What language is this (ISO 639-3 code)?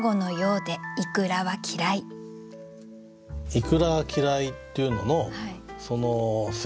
jpn